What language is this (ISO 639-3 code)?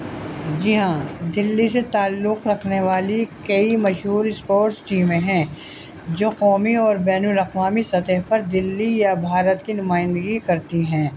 urd